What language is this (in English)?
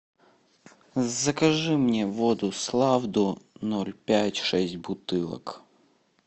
Russian